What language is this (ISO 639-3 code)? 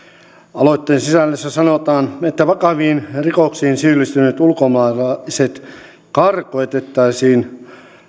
fin